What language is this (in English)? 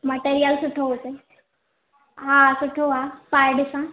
Sindhi